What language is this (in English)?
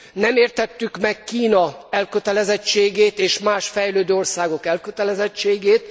Hungarian